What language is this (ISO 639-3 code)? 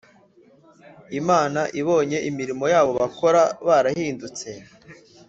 kin